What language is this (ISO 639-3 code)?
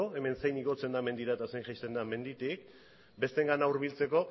eus